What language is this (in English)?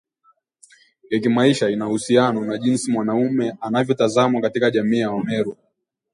Swahili